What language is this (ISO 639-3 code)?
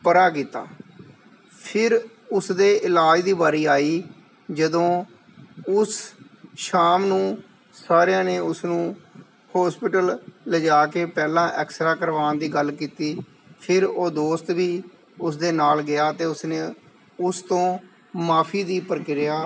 pan